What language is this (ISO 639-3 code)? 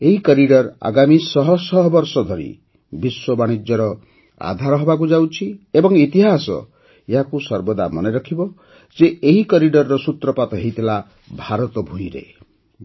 ori